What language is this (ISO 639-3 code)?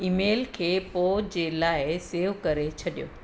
snd